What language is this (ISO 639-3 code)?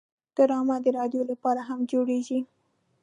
pus